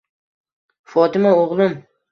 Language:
Uzbek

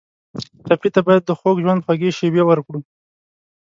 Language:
Pashto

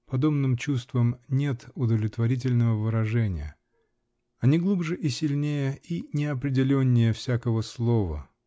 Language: Russian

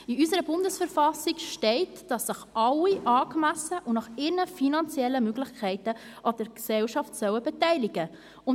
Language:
Swiss German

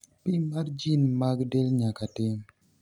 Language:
Luo (Kenya and Tanzania)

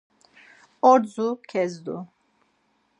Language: Laz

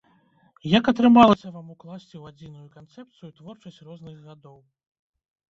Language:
Belarusian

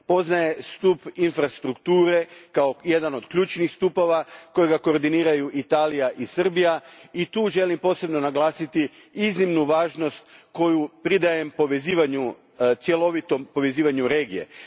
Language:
Croatian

